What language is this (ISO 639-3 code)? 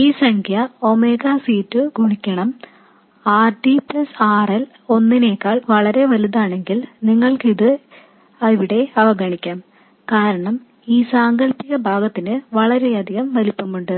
mal